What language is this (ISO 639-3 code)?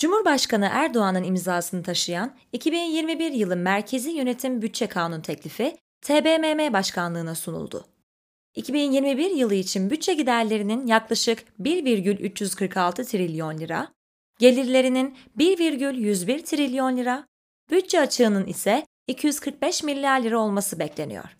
tur